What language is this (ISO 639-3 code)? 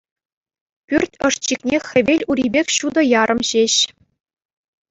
chv